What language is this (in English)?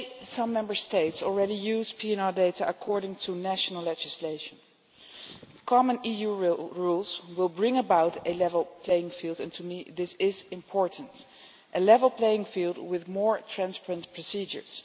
English